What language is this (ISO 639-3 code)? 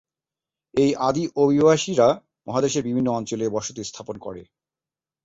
ben